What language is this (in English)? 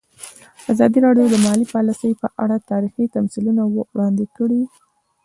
Pashto